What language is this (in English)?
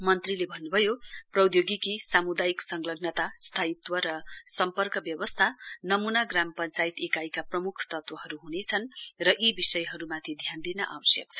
Nepali